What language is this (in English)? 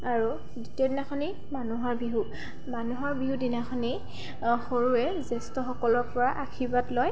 Assamese